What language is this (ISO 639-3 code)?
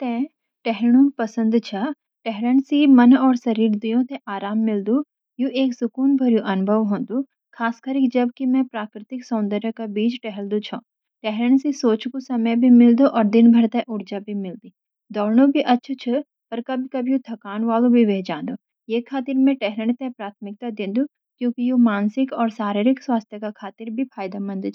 gbm